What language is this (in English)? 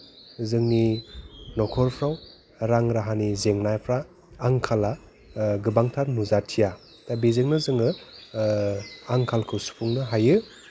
Bodo